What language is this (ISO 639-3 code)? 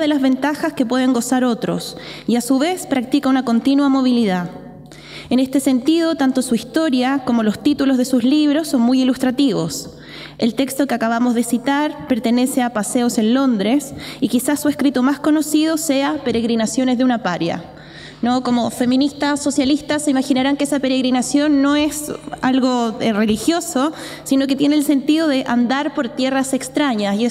spa